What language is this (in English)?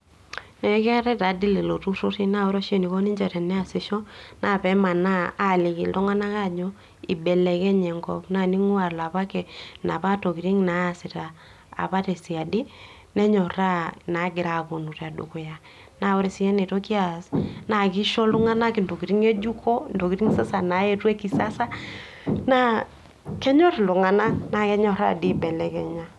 Masai